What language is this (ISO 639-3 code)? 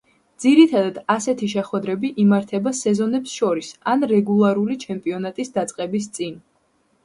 kat